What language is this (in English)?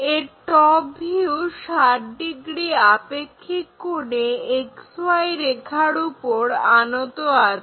Bangla